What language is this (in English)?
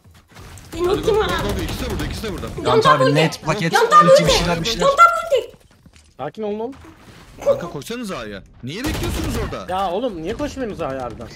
Turkish